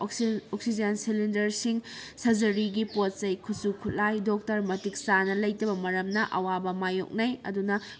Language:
Manipuri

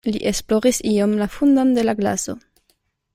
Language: Esperanto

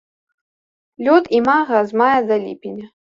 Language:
Belarusian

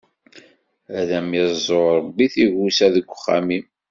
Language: Kabyle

